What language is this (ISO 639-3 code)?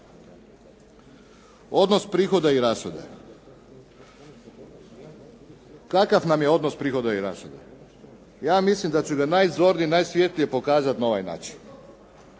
hrv